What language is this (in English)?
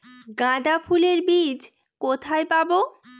Bangla